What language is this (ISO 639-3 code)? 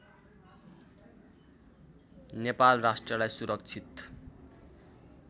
nep